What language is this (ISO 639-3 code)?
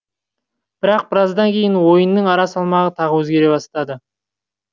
kaz